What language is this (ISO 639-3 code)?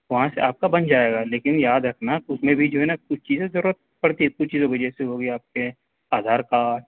urd